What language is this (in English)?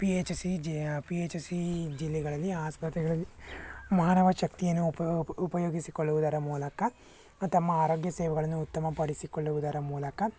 Kannada